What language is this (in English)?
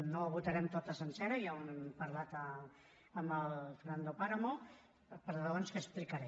Catalan